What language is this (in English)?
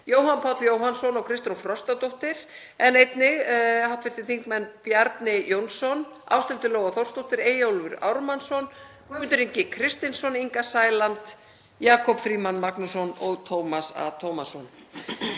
Icelandic